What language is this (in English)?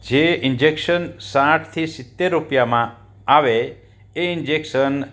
Gujarati